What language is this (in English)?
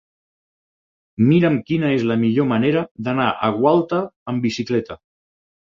Catalan